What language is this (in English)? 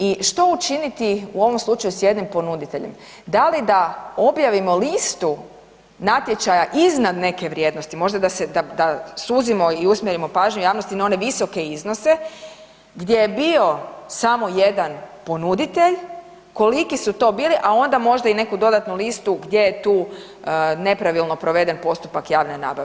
Croatian